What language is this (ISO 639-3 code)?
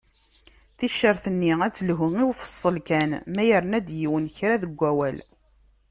kab